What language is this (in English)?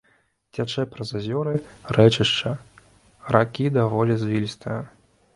Belarusian